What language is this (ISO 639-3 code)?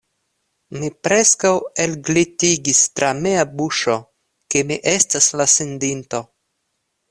epo